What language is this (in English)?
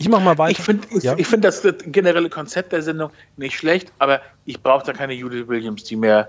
German